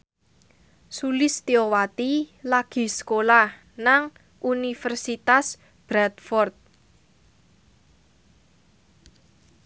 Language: Javanese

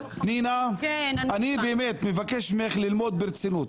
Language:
Hebrew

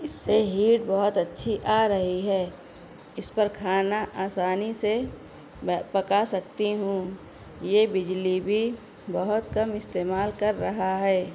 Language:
Urdu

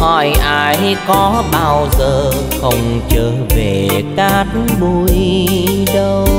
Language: Vietnamese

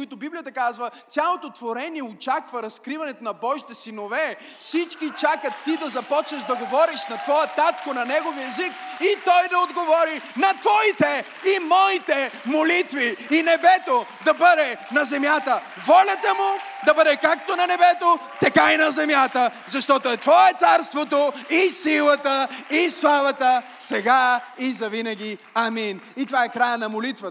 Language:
Bulgarian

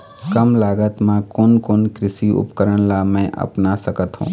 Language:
Chhattisgarhi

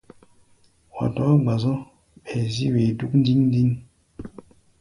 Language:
Gbaya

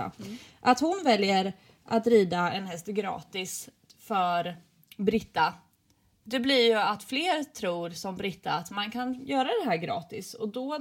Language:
Swedish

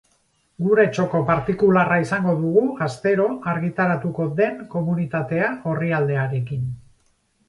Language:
Basque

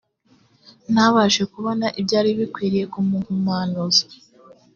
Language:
Kinyarwanda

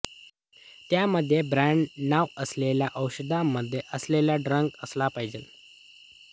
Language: Marathi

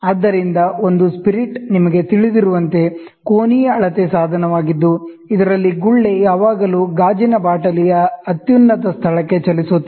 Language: Kannada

